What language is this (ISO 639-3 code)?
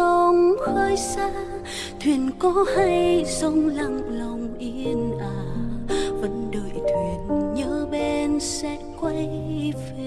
vie